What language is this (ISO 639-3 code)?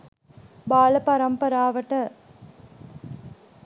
sin